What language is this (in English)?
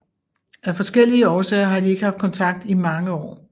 Danish